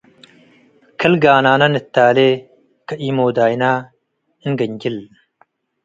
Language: Tigre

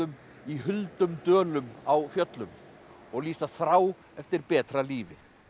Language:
Icelandic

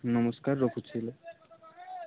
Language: Odia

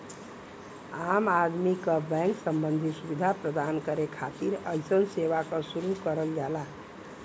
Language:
Bhojpuri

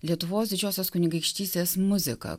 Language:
Lithuanian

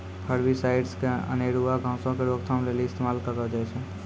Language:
Maithili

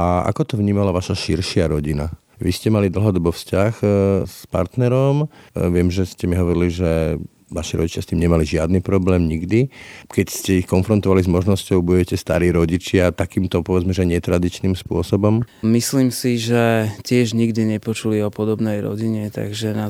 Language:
Slovak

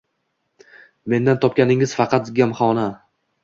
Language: Uzbek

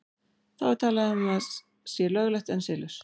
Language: Icelandic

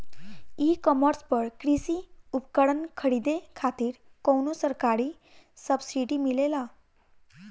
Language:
Bhojpuri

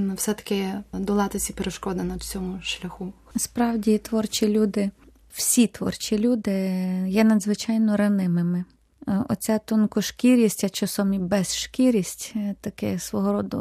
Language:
Ukrainian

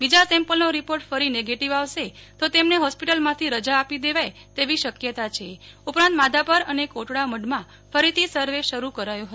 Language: Gujarati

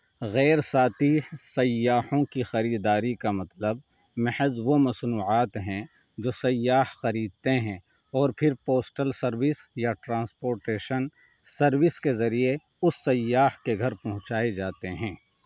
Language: Urdu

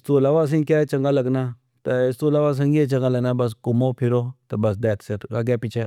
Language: Pahari-Potwari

